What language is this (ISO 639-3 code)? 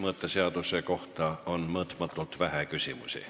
est